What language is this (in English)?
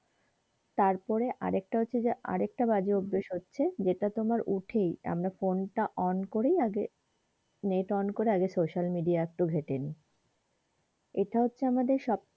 Bangla